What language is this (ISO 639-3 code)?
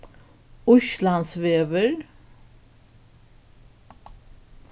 fao